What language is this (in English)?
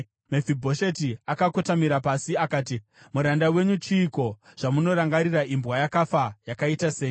Shona